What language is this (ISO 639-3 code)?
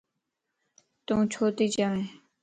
lss